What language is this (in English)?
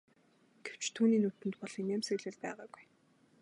Mongolian